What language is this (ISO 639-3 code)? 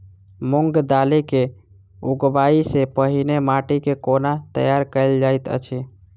mai